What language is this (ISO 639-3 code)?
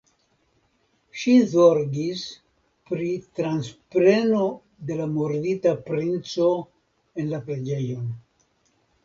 epo